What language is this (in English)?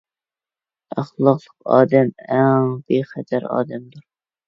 Uyghur